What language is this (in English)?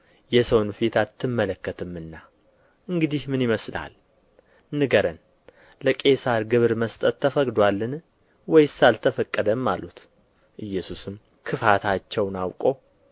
Amharic